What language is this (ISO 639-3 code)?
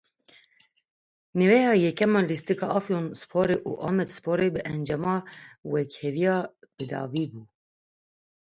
kur